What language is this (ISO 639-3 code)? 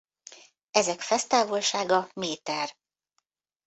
hun